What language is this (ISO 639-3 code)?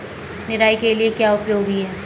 hin